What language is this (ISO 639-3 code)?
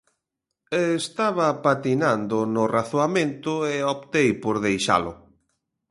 glg